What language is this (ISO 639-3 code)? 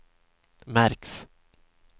swe